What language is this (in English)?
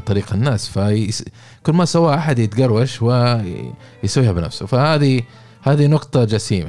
Arabic